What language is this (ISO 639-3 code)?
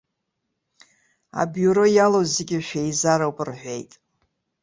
abk